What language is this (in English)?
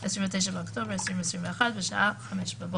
Hebrew